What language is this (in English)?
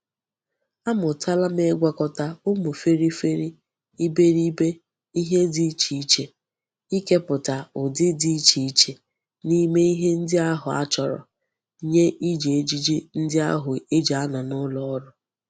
Igbo